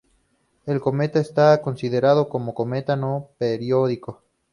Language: Spanish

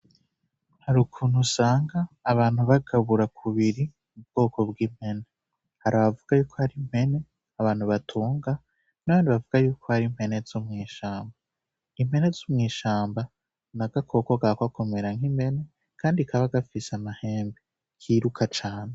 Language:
Rundi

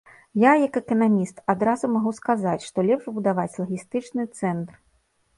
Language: Belarusian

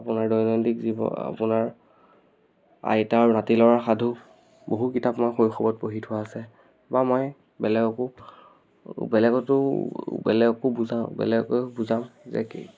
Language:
Assamese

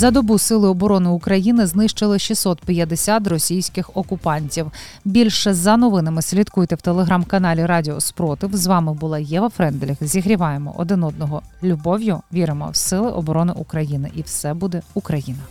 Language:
Ukrainian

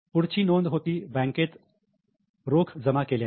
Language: Marathi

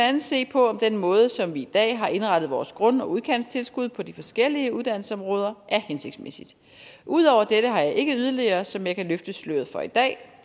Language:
Danish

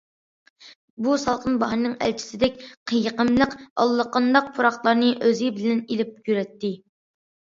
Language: Uyghur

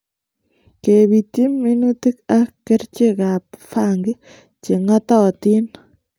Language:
Kalenjin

